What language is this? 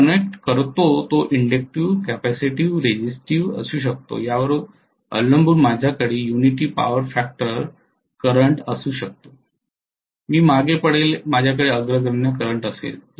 Marathi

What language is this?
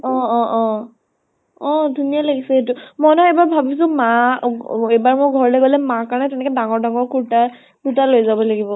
Assamese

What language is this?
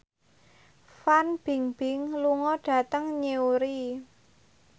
Javanese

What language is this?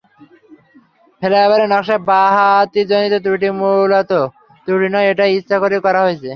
Bangla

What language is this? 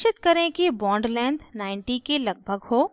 Hindi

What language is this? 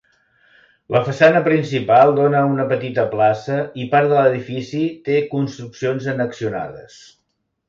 Catalan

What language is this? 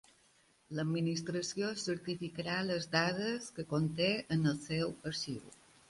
Catalan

